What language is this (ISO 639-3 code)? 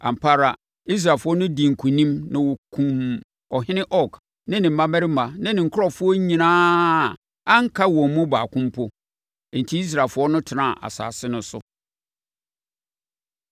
aka